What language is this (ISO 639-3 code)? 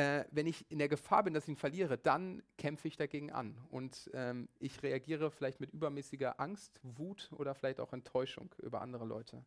deu